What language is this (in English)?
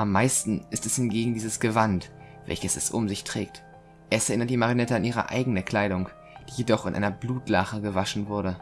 German